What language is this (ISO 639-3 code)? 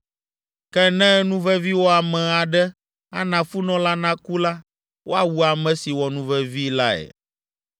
ewe